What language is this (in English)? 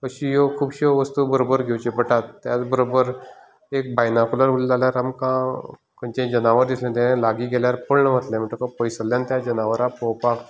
Konkani